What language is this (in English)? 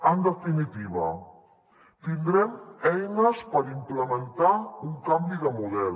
Catalan